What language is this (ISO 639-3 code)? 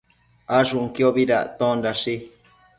mcf